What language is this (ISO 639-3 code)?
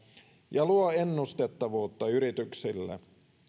fin